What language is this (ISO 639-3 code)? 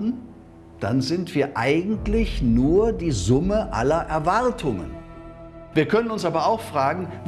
deu